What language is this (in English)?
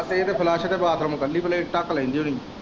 Punjabi